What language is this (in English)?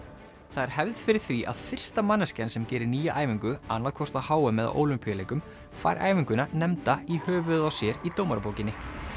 Icelandic